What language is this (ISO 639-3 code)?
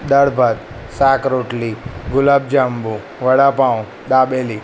guj